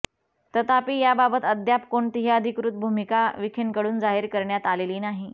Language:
Marathi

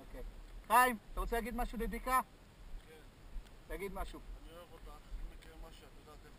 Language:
Hebrew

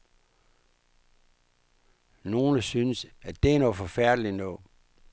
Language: Danish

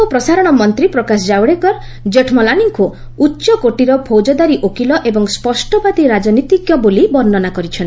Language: Odia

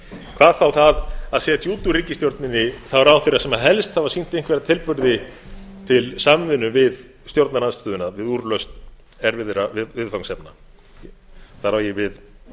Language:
Icelandic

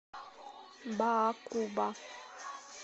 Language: Russian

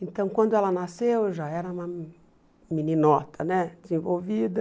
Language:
Portuguese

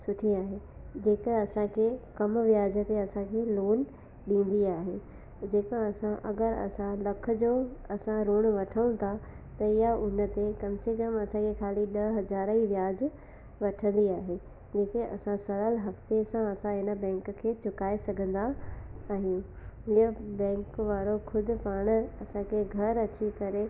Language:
Sindhi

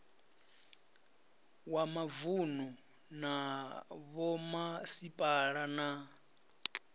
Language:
Venda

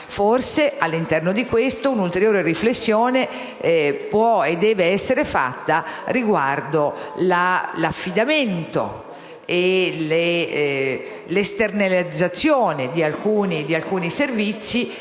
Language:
Italian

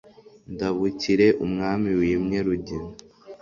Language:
Kinyarwanda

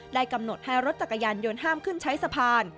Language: Thai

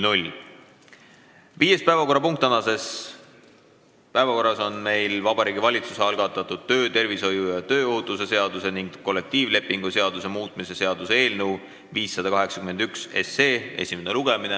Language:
Estonian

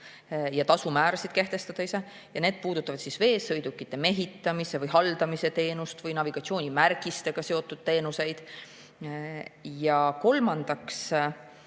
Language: Estonian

